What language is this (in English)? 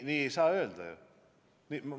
Estonian